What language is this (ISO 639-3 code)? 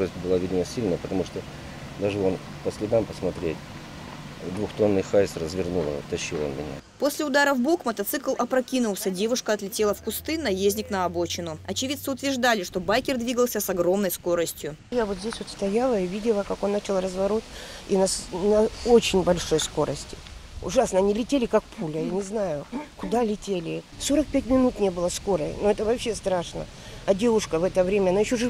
rus